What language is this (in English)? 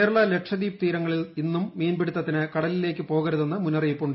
Malayalam